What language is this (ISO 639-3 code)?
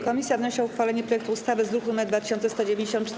pol